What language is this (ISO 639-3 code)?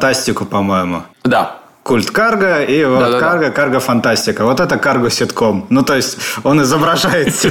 rus